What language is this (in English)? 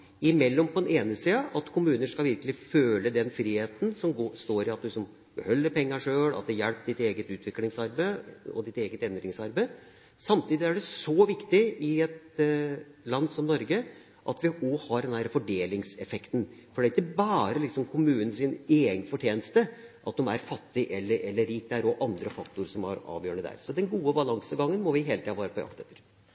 Norwegian Bokmål